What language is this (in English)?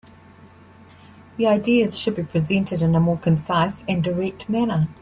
English